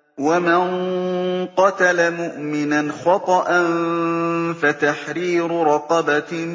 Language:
Arabic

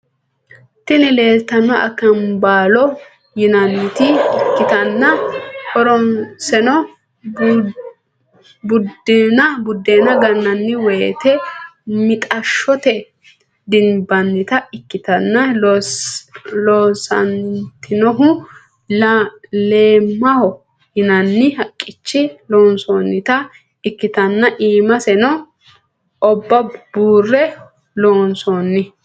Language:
Sidamo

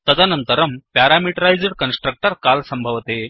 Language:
Sanskrit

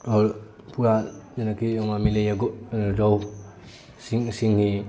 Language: Maithili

